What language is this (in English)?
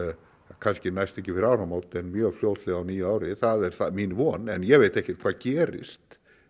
Icelandic